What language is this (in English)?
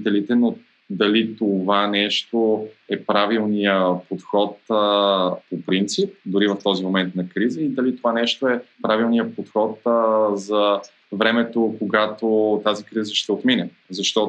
Bulgarian